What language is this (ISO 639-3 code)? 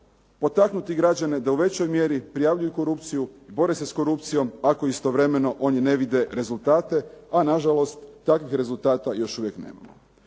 hrv